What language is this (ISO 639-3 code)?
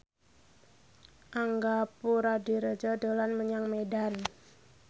jav